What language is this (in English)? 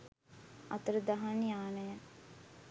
Sinhala